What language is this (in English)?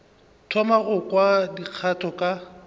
Northern Sotho